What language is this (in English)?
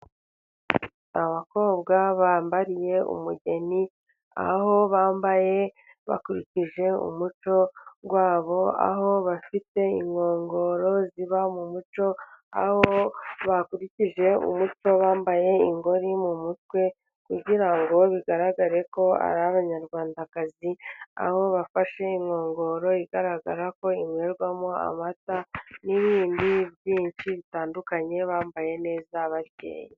Kinyarwanda